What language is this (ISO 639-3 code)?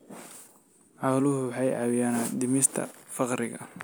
som